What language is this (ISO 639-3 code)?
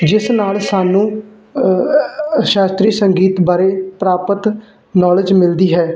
pan